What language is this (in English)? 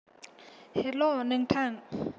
Bodo